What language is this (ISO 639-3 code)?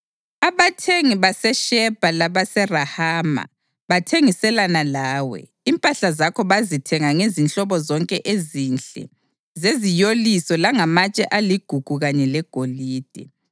nde